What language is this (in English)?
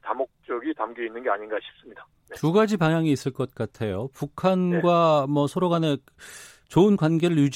Korean